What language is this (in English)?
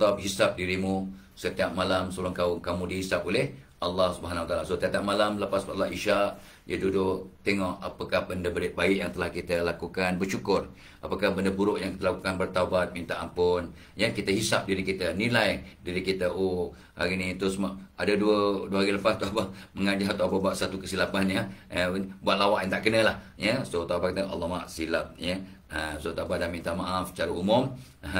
Malay